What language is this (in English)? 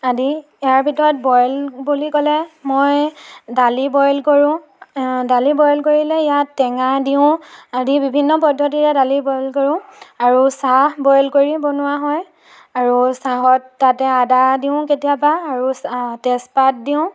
Assamese